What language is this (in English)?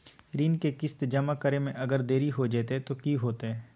Magahi